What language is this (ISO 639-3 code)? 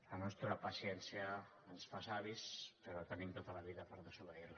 cat